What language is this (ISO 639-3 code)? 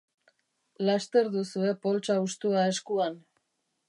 eus